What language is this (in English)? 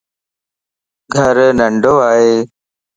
Lasi